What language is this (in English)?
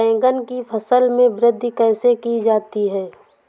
Hindi